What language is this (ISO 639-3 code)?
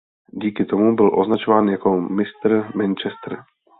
ces